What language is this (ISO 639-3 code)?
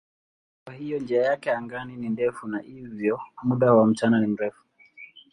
swa